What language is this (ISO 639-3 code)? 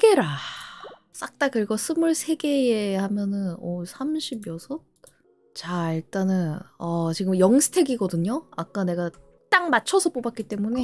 kor